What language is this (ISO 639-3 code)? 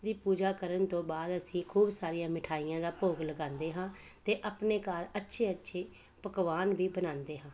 pan